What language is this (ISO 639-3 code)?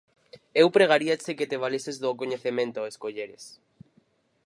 glg